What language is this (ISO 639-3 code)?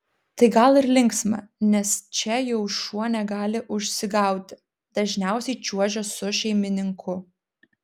lit